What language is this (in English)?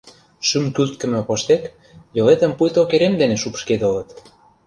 Mari